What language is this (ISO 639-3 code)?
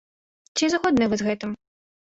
bel